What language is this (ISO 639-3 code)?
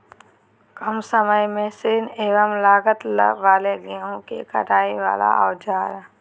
mag